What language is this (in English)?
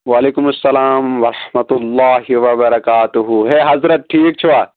Kashmiri